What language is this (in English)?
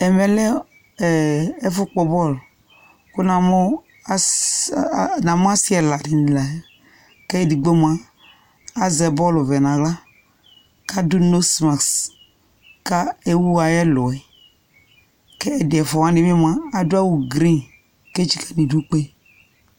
Ikposo